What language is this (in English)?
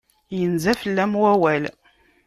Kabyle